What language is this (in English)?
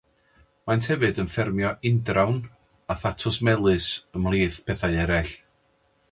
Welsh